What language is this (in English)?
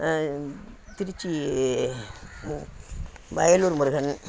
Tamil